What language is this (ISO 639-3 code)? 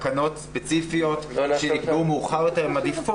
heb